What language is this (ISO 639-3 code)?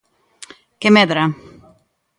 glg